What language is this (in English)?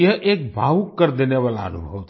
Hindi